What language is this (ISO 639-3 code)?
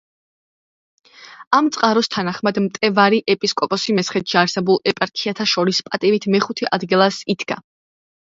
kat